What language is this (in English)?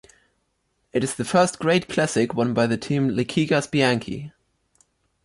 English